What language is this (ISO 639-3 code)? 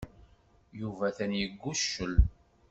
kab